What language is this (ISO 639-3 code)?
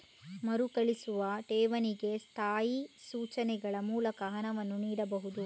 kan